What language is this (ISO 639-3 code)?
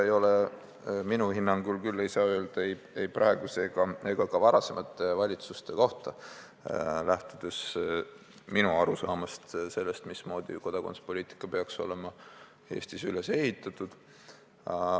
est